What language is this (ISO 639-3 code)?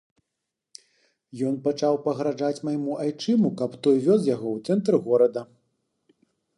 bel